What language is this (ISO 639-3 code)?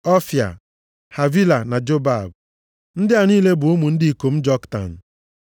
ibo